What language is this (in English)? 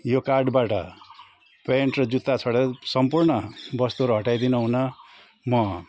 Nepali